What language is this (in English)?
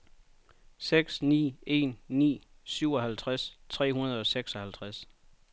Danish